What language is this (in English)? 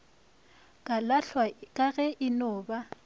Northern Sotho